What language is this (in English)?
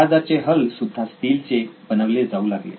Marathi